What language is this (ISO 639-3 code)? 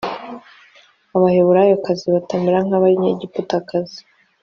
kin